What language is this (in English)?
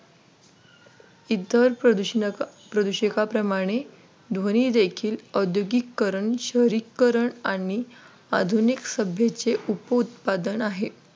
Marathi